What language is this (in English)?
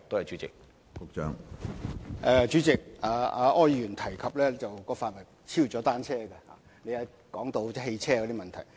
Cantonese